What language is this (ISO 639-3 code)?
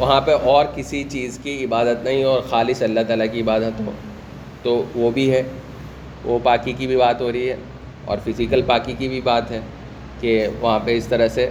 urd